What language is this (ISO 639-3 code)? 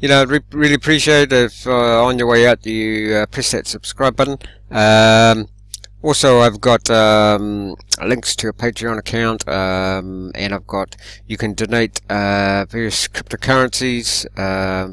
eng